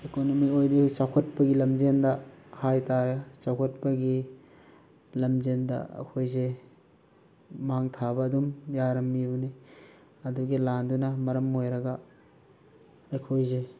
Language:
Manipuri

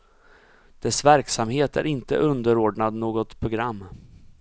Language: Swedish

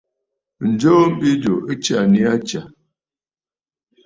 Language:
Bafut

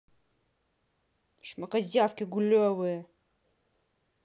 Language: Russian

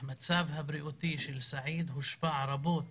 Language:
Hebrew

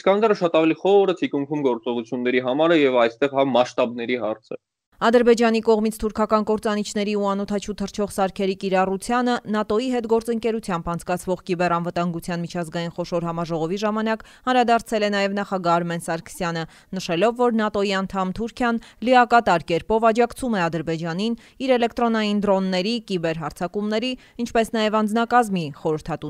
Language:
Romanian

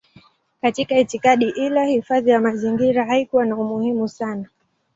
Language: Swahili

